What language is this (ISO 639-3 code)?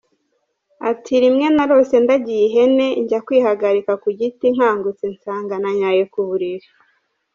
kin